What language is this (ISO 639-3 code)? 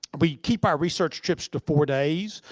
eng